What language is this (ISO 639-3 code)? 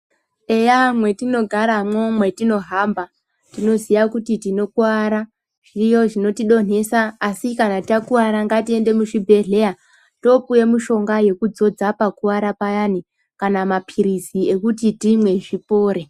ndc